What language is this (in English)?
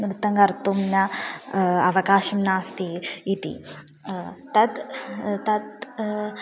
Sanskrit